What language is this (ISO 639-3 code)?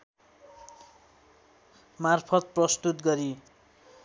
nep